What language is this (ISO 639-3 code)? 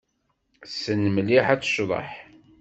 kab